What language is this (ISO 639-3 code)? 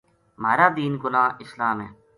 gju